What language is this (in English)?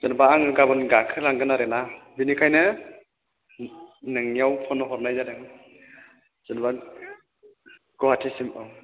Bodo